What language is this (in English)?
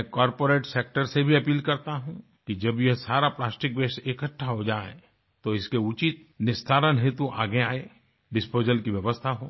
Hindi